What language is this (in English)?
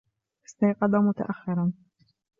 Arabic